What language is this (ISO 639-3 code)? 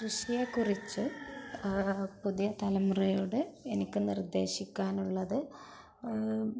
mal